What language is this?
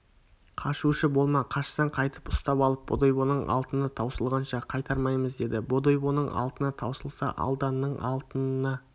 Kazakh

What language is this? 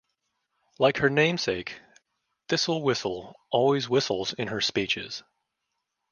English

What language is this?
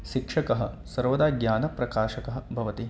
Sanskrit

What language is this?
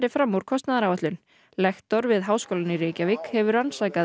Icelandic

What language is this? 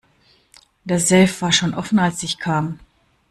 German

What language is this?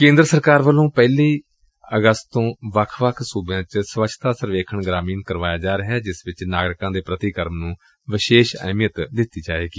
Punjabi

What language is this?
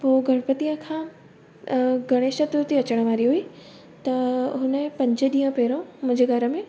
Sindhi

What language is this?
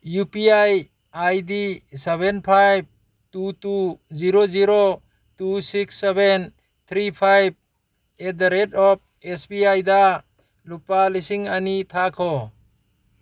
Manipuri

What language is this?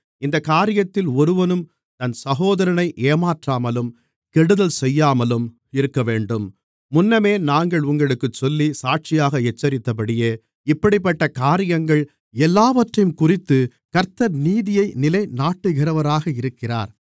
Tamil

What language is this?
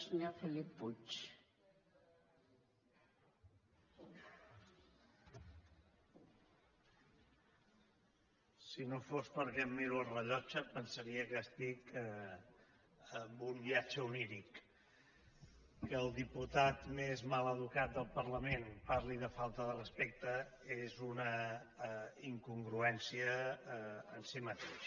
Catalan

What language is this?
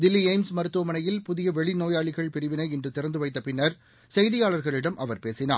Tamil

